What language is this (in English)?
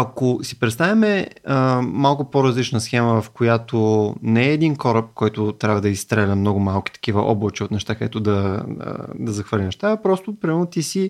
Bulgarian